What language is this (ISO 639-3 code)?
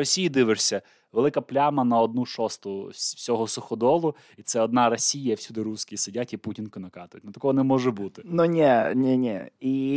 ukr